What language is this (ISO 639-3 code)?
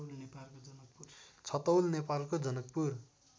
nep